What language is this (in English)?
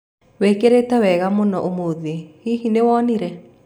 Kikuyu